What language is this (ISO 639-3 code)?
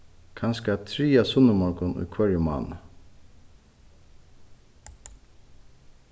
fao